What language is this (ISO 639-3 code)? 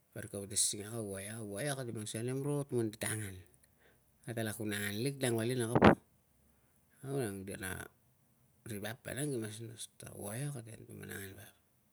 lcm